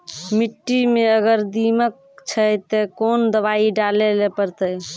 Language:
Maithili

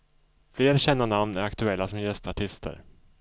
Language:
Swedish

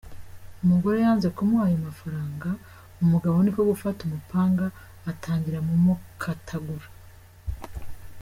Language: Kinyarwanda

